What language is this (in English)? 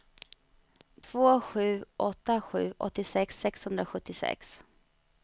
Swedish